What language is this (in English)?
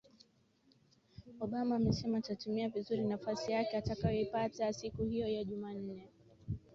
Swahili